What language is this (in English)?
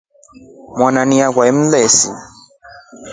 Rombo